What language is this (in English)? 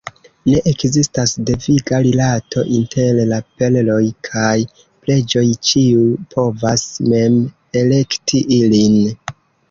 Esperanto